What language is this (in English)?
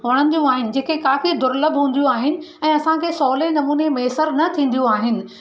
Sindhi